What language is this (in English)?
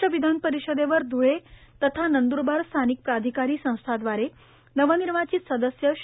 Marathi